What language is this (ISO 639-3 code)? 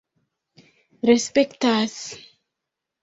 epo